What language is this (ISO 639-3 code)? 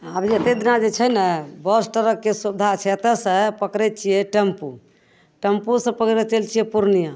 mai